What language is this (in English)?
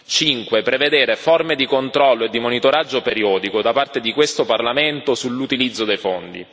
Italian